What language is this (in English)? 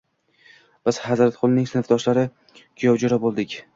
Uzbek